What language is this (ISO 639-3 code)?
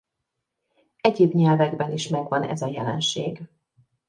hun